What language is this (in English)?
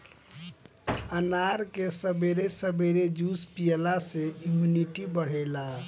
Bhojpuri